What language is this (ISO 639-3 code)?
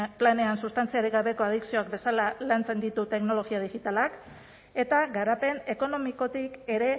eus